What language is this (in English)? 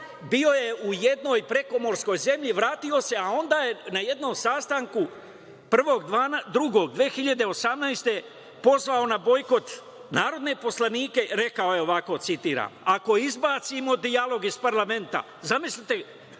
Serbian